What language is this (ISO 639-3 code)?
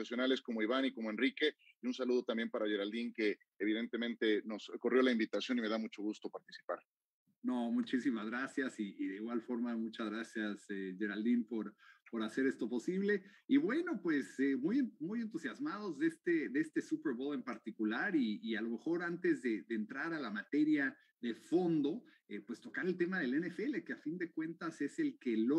spa